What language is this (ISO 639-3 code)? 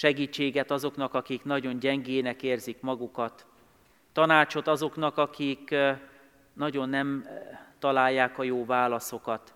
hun